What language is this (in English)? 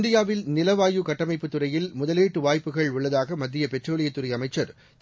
Tamil